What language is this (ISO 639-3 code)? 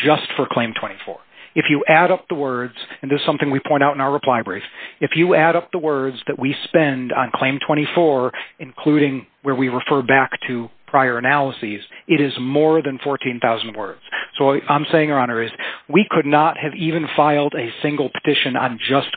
eng